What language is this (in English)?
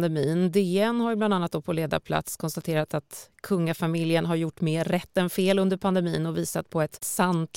Swedish